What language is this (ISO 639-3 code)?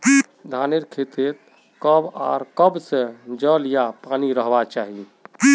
mag